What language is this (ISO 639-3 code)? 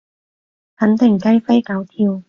yue